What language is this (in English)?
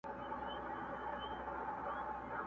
Pashto